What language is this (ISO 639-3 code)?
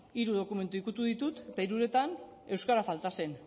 eus